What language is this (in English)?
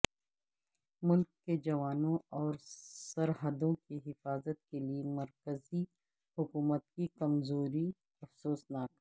Urdu